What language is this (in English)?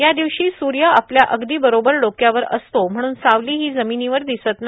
Marathi